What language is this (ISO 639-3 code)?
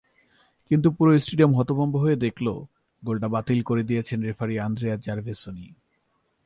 ben